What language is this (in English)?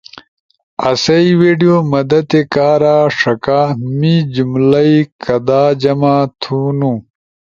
Ushojo